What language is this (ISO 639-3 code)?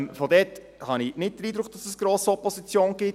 gsw